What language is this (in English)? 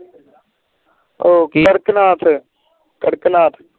Punjabi